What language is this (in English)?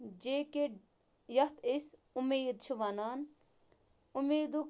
Kashmiri